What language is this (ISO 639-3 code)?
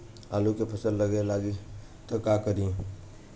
bho